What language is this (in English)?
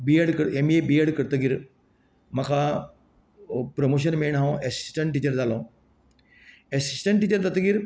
Konkani